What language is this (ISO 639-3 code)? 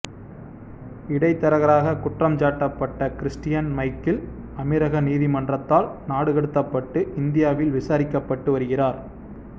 tam